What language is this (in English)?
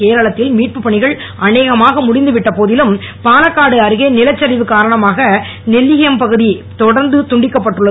Tamil